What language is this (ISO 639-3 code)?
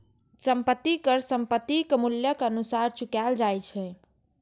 mai